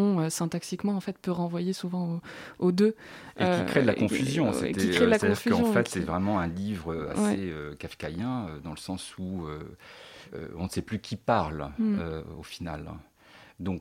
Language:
French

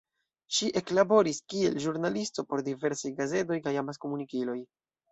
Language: Esperanto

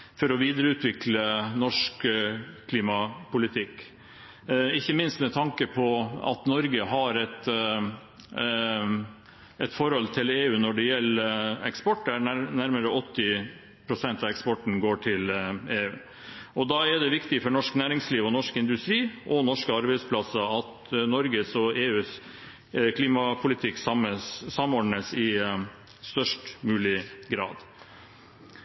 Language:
Norwegian Bokmål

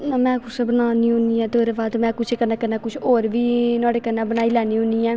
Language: Dogri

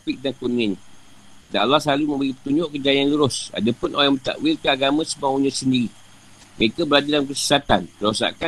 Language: Malay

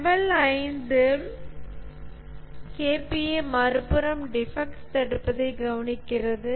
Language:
Tamil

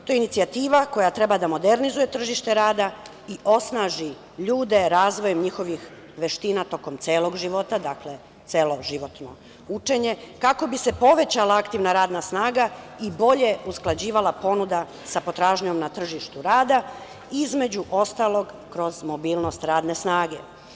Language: Serbian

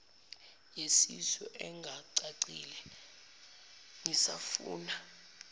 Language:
Zulu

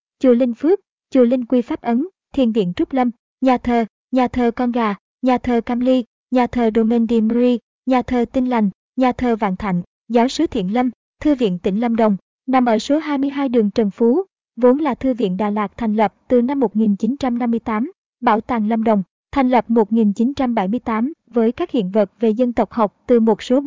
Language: Vietnamese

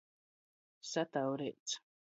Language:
Latgalian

